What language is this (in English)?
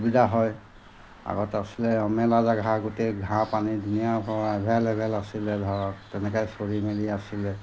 Assamese